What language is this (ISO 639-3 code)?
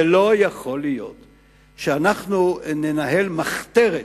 heb